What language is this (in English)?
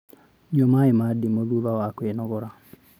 Kikuyu